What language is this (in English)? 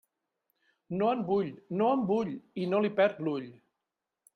Catalan